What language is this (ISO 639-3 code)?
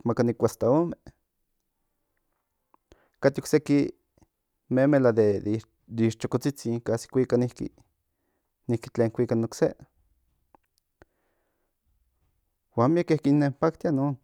nhn